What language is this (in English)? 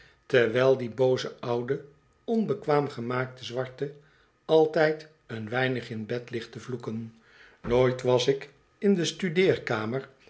Dutch